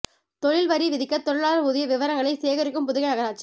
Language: Tamil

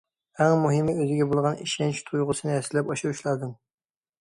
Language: Uyghur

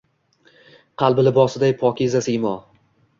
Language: Uzbek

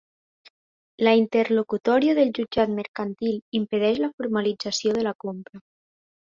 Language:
Catalan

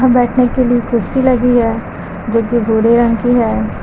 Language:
Hindi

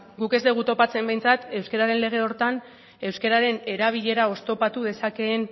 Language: Basque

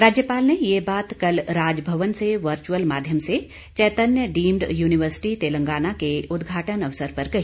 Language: Hindi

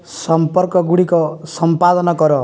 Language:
Odia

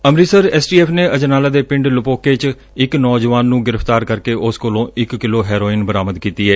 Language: Punjabi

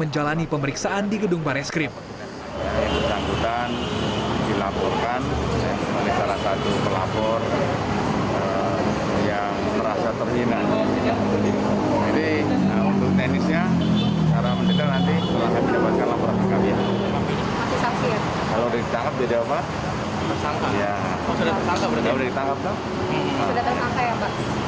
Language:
Indonesian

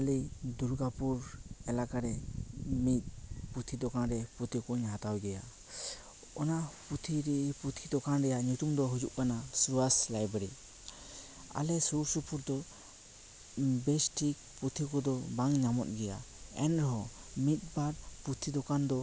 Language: Santali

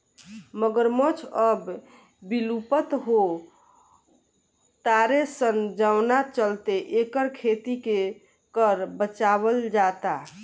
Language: Bhojpuri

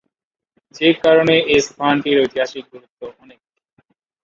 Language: Bangla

